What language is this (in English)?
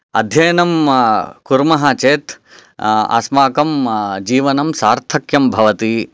Sanskrit